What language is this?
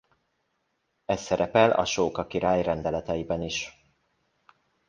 Hungarian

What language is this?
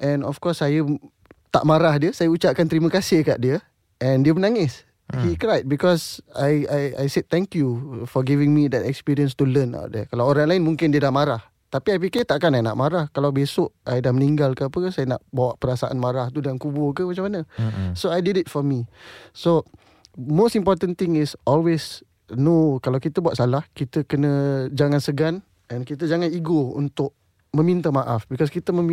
Malay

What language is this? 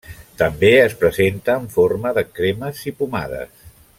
Catalan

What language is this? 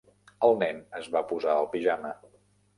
Catalan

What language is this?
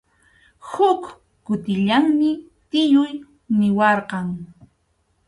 Arequipa-La Unión Quechua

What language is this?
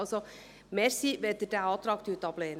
Swiss German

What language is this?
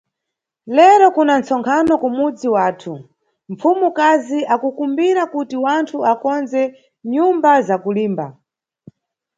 Nyungwe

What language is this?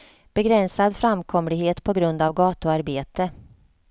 Swedish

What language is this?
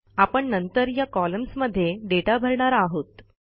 Marathi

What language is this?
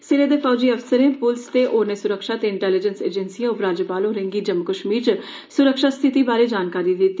Dogri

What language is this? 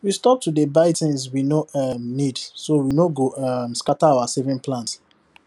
Nigerian Pidgin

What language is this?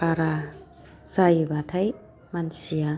Bodo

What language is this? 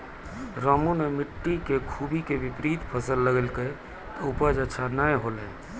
Maithili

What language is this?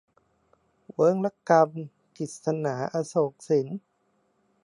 Thai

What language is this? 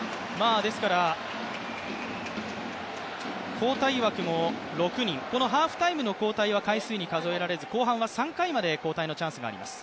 Japanese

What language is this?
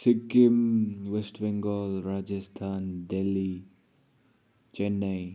Nepali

